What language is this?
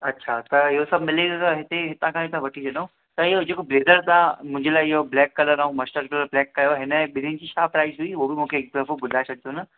Sindhi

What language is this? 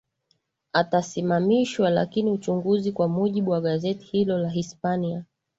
Swahili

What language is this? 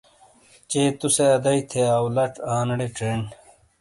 Shina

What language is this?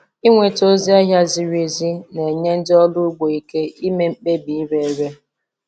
Igbo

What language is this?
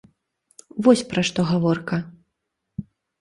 Belarusian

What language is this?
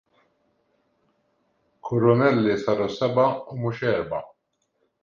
Maltese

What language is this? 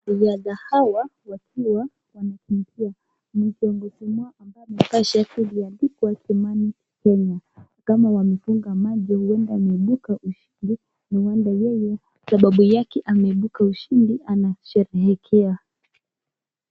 Swahili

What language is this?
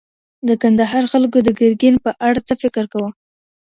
Pashto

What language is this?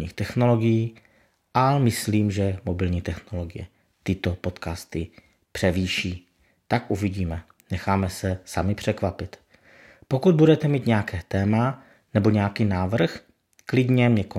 Czech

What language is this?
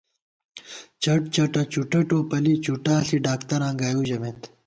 Gawar-Bati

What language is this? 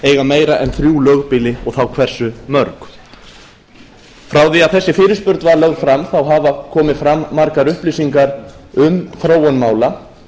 Icelandic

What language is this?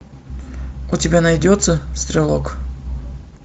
Russian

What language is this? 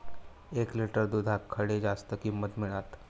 Marathi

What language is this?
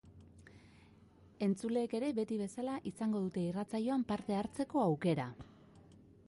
Basque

